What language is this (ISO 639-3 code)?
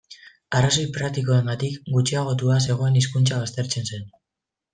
eus